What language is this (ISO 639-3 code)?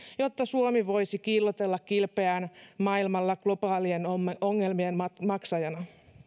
fin